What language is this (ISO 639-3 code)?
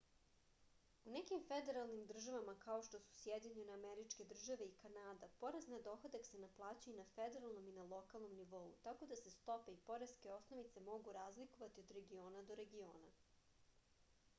srp